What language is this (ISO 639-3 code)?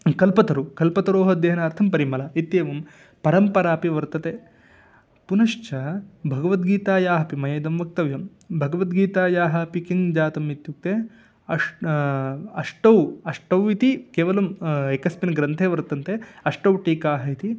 san